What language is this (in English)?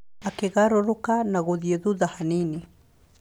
Kikuyu